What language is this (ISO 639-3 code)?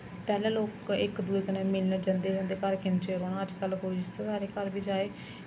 doi